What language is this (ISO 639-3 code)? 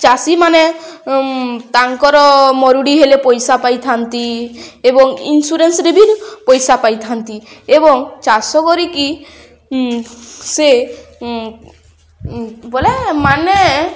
ori